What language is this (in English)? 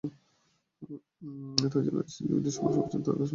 Bangla